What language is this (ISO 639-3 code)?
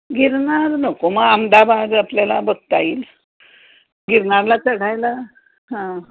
mar